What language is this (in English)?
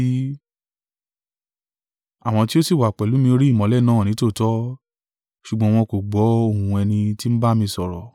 Yoruba